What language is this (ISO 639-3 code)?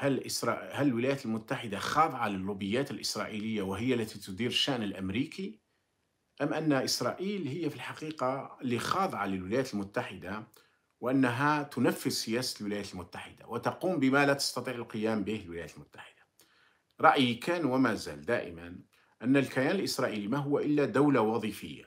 ara